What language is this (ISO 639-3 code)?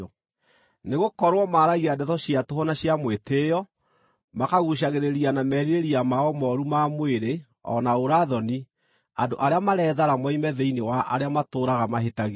kik